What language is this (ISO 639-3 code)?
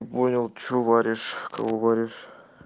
rus